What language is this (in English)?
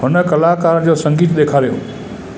Sindhi